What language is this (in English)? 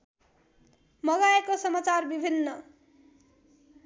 Nepali